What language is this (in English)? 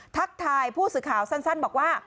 Thai